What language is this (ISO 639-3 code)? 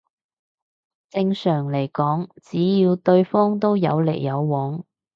yue